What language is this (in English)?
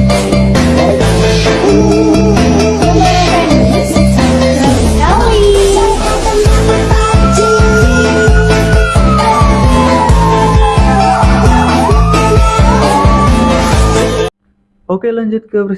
Indonesian